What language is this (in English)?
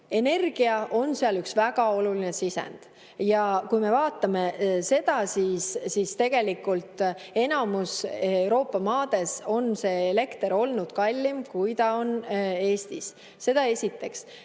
Estonian